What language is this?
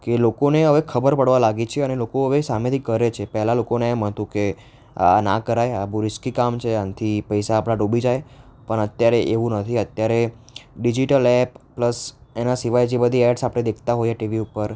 Gujarati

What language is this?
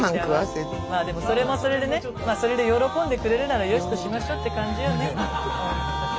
Japanese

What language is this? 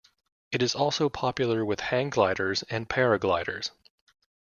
English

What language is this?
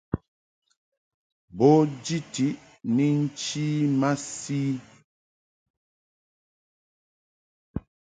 Mungaka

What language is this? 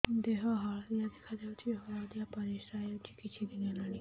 Odia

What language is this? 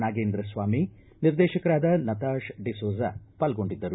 Kannada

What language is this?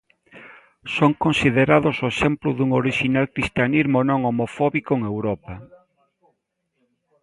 Galician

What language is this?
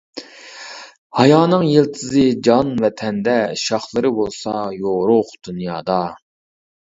Uyghur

